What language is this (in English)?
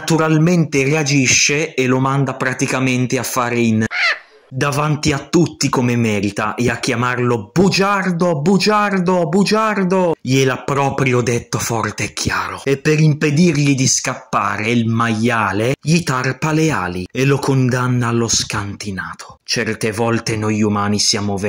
Italian